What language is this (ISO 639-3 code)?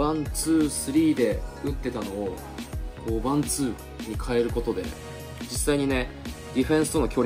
jpn